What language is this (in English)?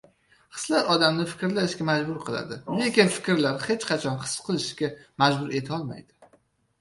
Uzbek